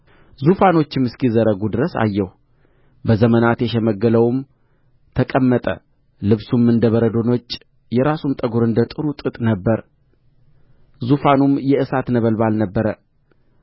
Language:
Amharic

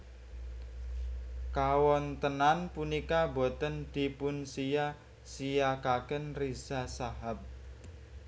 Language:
Javanese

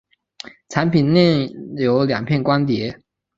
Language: Chinese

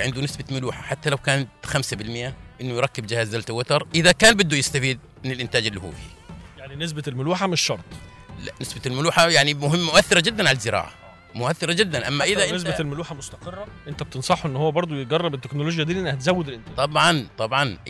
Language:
Arabic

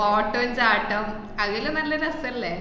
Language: Malayalam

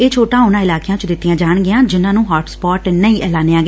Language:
Punjabi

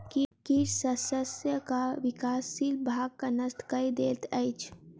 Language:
Maithili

